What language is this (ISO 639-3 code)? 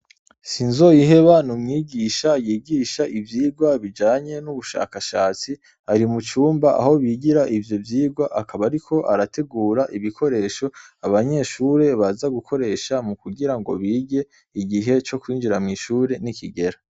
run